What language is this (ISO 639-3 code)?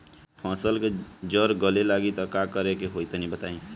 bho